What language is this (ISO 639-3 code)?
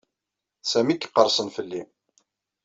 kab